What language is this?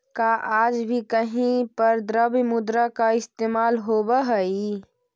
Magahi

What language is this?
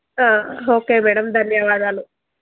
Telugu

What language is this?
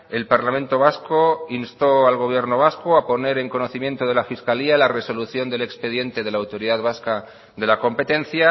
Spanish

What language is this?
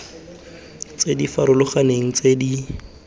Tswana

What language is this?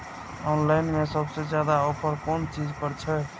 Maithili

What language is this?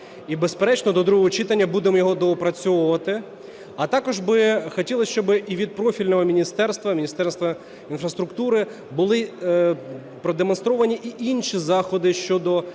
Ukrainian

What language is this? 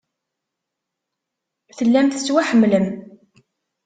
Kabyle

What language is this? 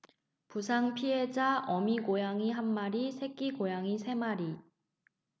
Korean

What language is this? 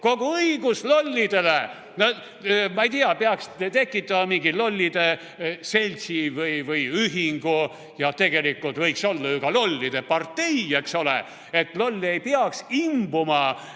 Estonian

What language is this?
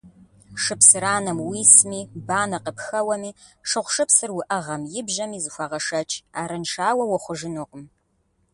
Kabardian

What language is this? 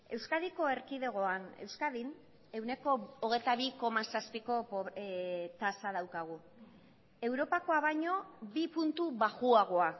Basque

